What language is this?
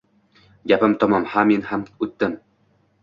Uzbek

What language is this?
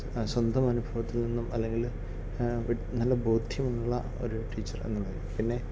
Malayalam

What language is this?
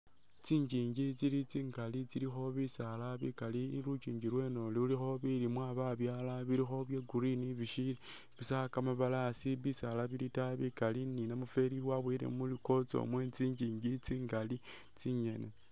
Masaaba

